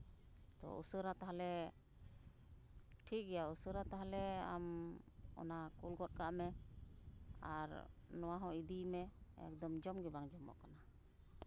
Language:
Santali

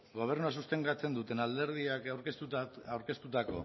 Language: Basque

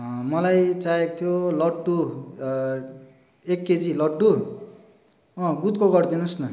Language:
Nepali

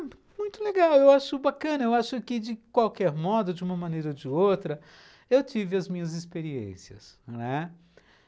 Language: Portuguese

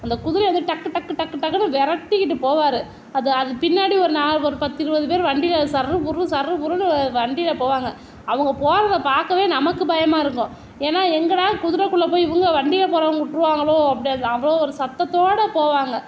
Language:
Tamil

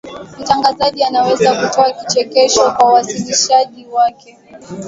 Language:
Swahili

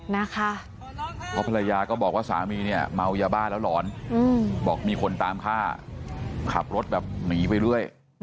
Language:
Thai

